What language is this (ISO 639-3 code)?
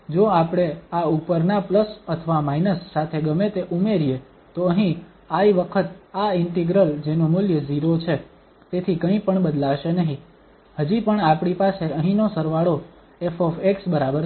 guj